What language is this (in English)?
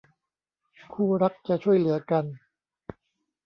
Thai